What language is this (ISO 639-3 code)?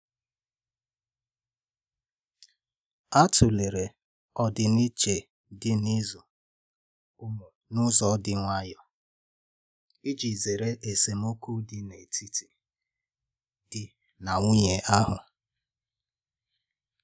ibo